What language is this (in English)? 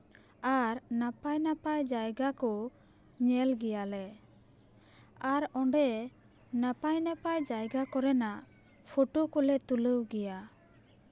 Santali